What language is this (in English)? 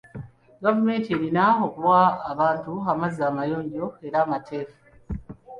Ganda